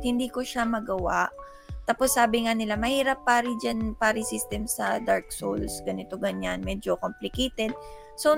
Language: Filipino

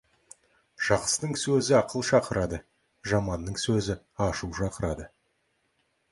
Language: Kazakh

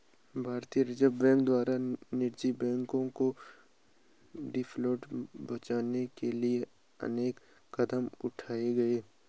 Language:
Hindi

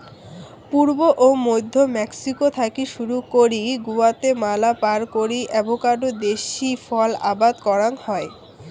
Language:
Bangla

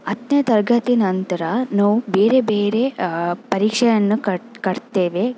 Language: Kannada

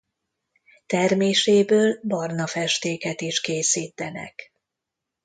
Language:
Hungarian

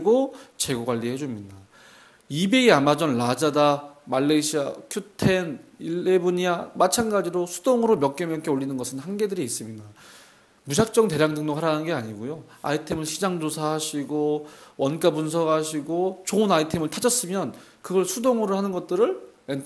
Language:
Korean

